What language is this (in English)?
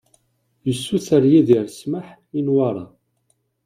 Kabyle